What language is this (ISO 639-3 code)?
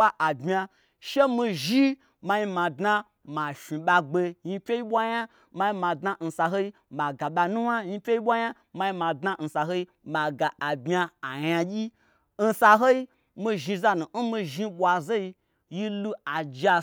gbr